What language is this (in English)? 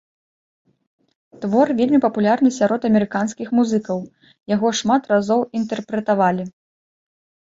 Belarusian